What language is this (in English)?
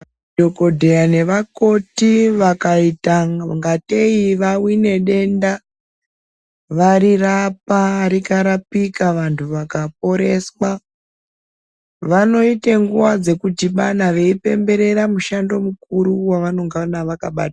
Ndau